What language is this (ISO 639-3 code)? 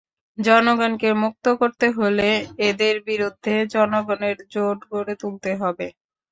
ben